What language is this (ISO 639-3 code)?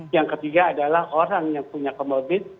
ind